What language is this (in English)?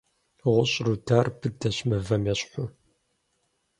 Kabardian